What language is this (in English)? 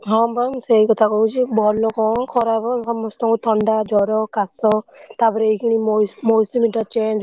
Odia